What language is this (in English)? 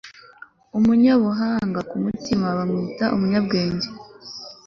Kinyarwanda